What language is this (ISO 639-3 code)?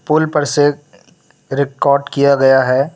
hin